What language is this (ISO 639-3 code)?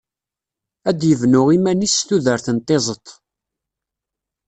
kab